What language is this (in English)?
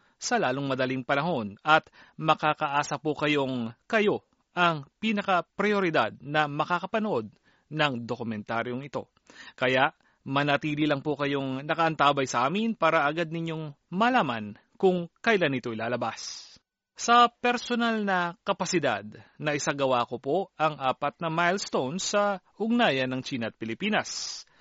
Filipino